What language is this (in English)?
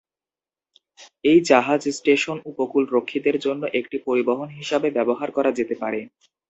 Bangla